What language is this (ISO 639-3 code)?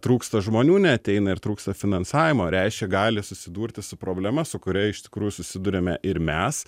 lit